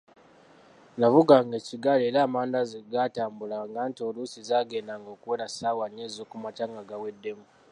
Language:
Ganda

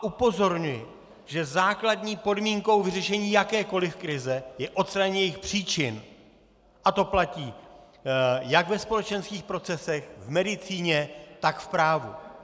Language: Czech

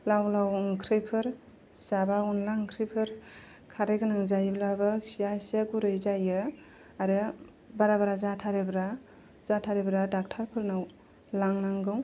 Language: Bodo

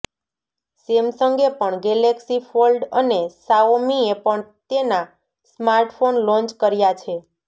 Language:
Gujarati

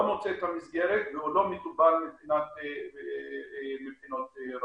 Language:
Hebrew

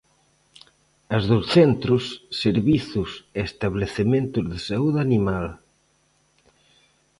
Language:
Galician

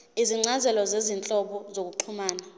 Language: Zulu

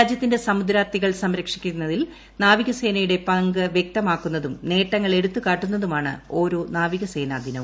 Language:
Malayalam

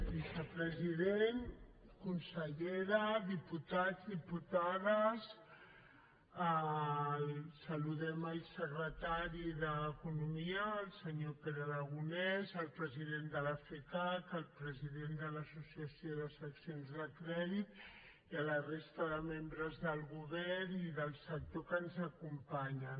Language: Catalan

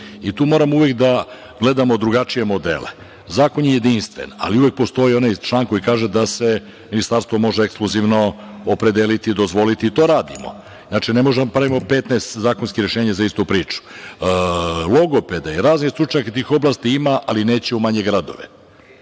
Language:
Serbian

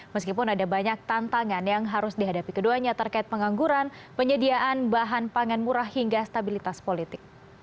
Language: Indonesian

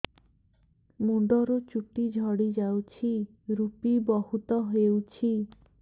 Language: Odia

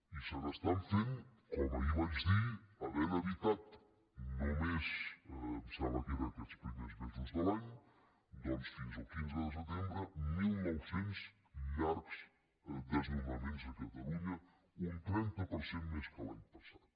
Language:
Catalan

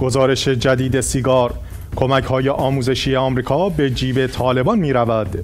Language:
Persian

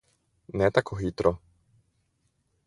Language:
Slovenian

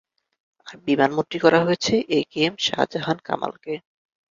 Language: Bangla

